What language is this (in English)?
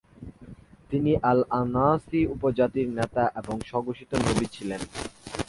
Bangla